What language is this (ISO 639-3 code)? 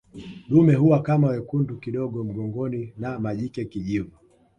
swa